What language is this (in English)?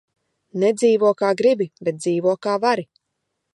Latvian